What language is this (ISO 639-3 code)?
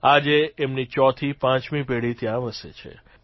guj